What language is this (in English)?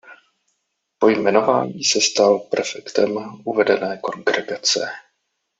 Czech